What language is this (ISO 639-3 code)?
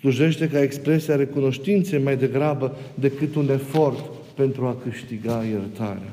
ron